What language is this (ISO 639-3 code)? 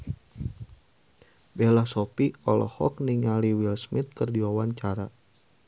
sun